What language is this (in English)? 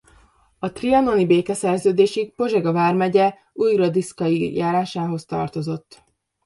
Hungarian